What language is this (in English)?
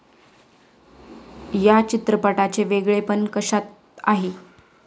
Marathi